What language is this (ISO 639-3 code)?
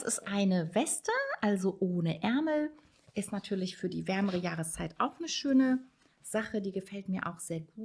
deu